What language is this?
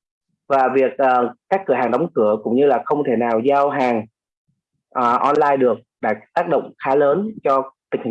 Vietnamese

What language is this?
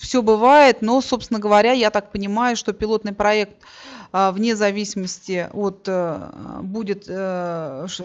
Russian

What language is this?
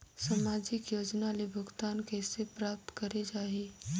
Chhattisgarhi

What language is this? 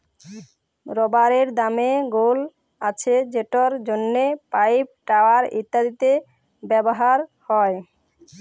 Bangla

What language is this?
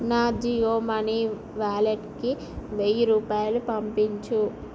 Telugu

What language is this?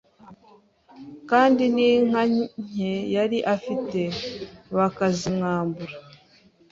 Kinyarwanda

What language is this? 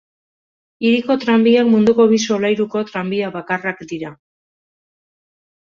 Basque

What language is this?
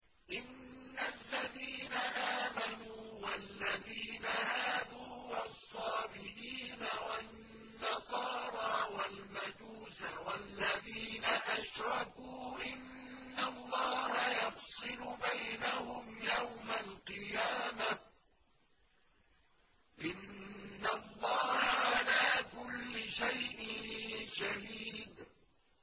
Arabic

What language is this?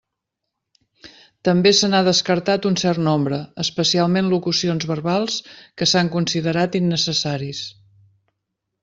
Catalan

